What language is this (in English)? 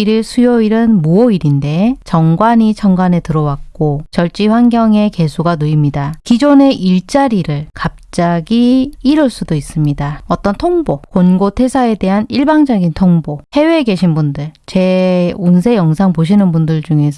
Korean